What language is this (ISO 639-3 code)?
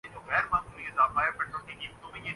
urd